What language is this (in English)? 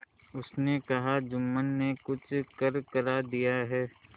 Hindi